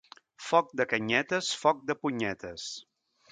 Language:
Catalan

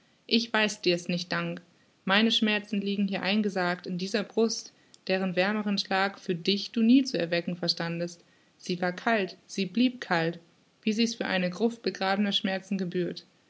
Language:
German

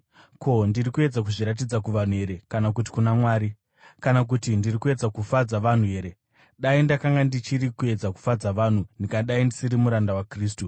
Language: Shona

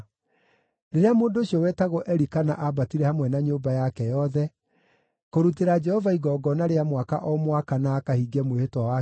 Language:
Kikuyu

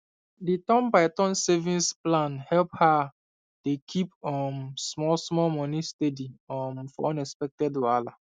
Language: Nigerian Pidgin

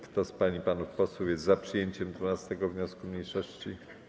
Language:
Polish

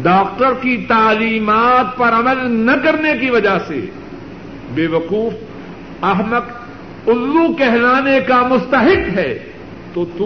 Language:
Urdu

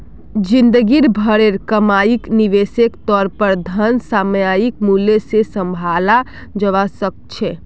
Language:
Magahi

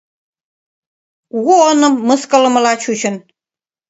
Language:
Mari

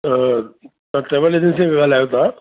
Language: Sindhi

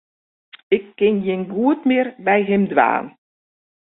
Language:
Western Frisian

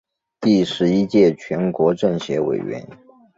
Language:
Chinese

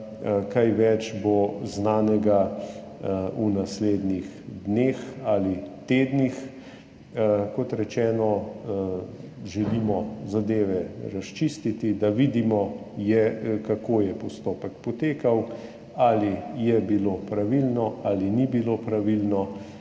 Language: Slovenian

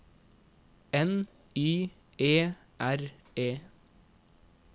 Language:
Norwegian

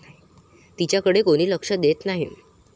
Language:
Marathi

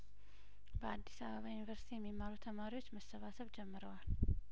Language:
Amharic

